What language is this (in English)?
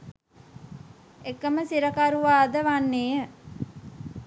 Sinhala